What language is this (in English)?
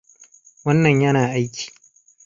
Hausa